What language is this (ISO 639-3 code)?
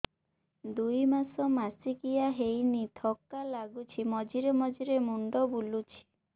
ori